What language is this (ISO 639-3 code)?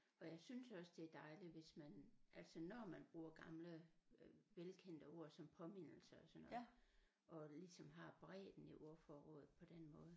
dan